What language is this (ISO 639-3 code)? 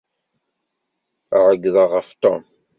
kab